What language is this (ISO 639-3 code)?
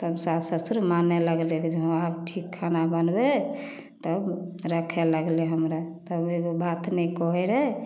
mai